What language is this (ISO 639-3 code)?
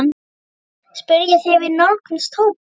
isl